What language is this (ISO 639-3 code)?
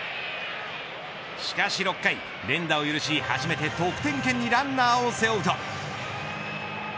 jpn